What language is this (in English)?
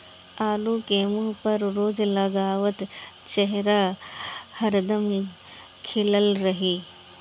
Bhojpuri